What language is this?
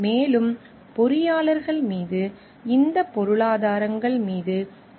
Tamil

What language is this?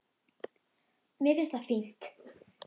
Icelandic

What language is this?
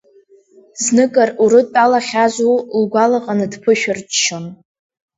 Abkhazian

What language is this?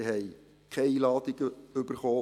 Swiss German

